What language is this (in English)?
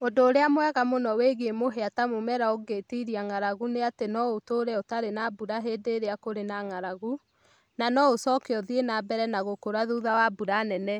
Kikuyu